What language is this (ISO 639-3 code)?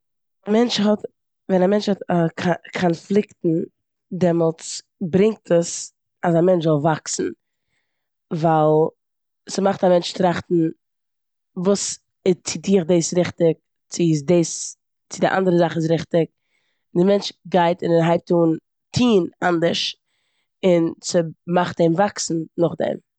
yid